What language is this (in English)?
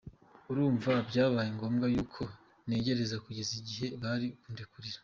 Kinyarwanda